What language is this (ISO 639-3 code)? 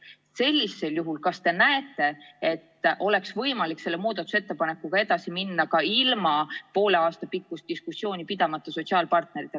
est